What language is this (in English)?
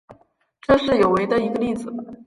Chinese